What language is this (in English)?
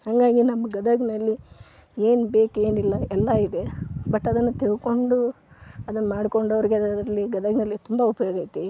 Kannada